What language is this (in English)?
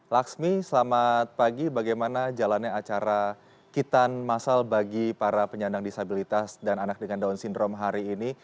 Indonesian